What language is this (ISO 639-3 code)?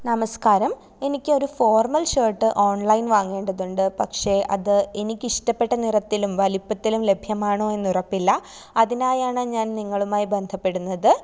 mal